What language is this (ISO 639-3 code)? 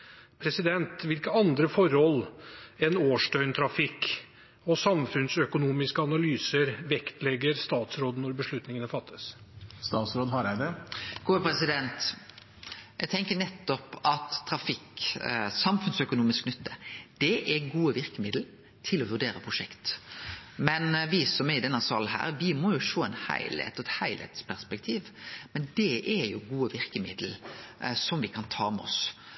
nor